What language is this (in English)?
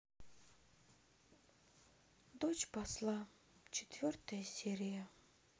Russian